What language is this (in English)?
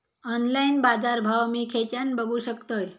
Marathi